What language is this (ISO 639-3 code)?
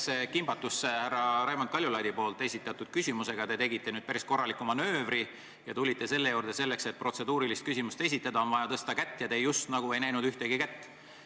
est